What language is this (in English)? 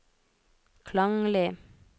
Norwegian